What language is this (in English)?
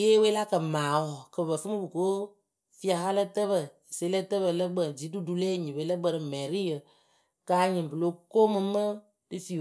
Akebu